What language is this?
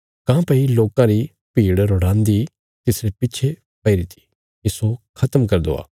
Bilaspuri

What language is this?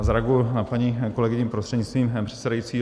Czech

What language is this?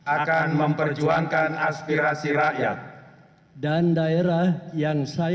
Indonesian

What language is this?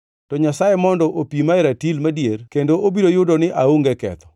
Luo (Kenya and Tanzania)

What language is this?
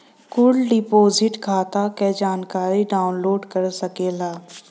Bhojpuri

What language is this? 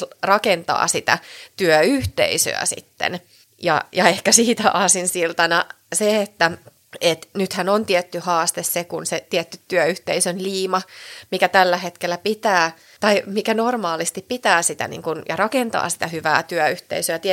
Finnish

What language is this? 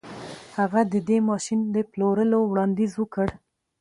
Pashto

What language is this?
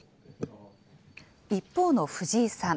Japanese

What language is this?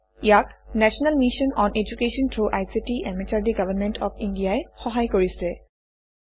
Assamese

